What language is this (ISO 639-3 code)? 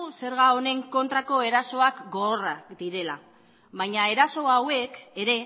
eus